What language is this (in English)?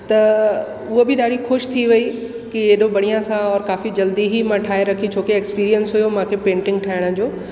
Sindhi